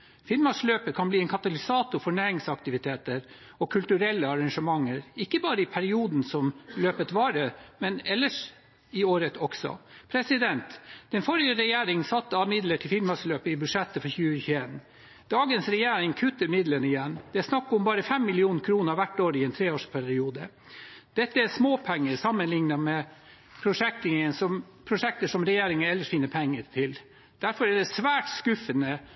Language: Norwegian Bokmål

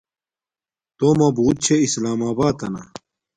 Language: Domaaki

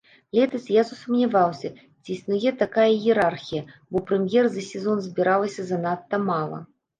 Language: Belarusian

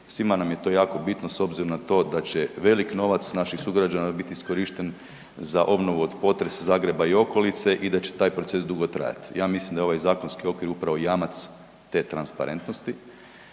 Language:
Croatian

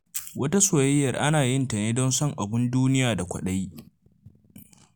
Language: Hausa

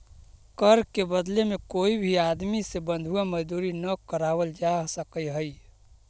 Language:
Magahi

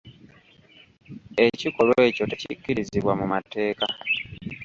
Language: Ganda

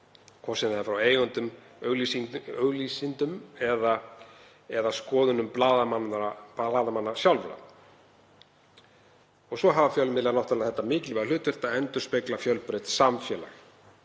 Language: Icelandic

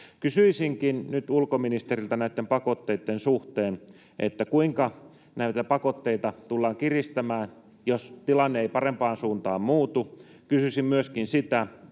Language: Finnish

